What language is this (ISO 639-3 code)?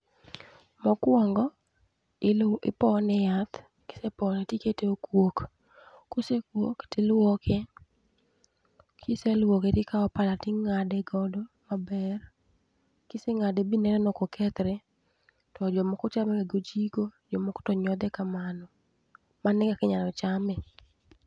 luo